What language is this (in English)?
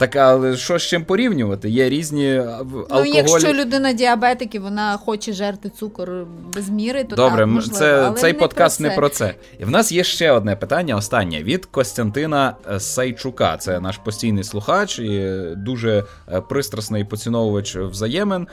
Ukrainian